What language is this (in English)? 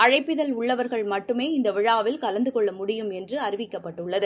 Tamil